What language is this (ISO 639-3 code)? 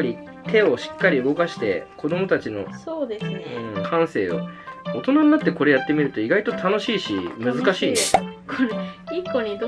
jpn